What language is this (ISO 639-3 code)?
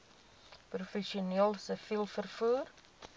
afr